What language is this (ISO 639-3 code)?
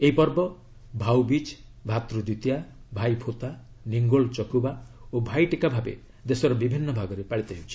ori